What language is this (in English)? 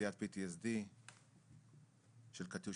Hebrew